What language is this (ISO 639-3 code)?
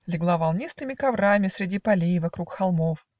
rus